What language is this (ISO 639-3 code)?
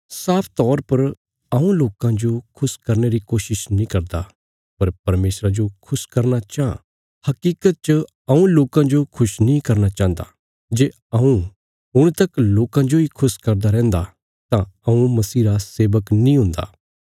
kfs